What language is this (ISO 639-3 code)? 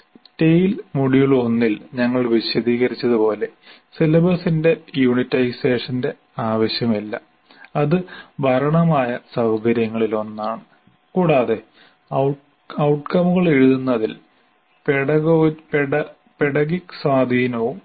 mal